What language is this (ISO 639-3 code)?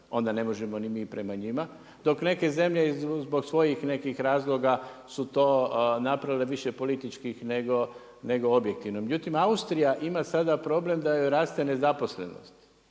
hrv